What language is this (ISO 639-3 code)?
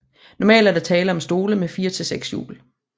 dan